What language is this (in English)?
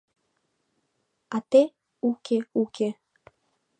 Mari